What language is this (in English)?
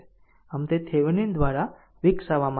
Gujarati